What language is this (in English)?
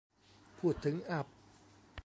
Thai